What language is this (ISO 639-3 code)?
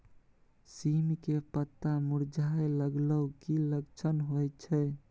mai